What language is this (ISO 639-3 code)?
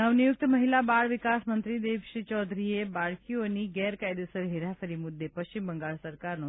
guj